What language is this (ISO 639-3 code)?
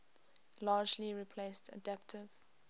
eng